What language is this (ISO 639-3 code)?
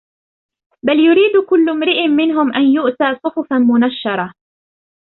ara